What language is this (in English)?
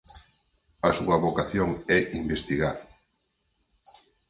Galician